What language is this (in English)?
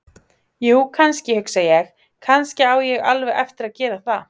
Icelandic